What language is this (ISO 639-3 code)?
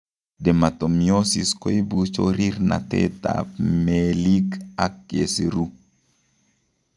kln